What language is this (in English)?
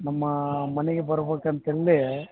Kannada